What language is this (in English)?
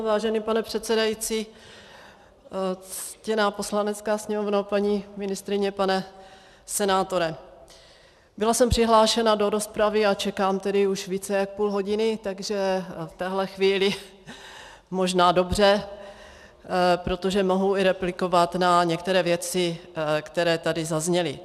Czech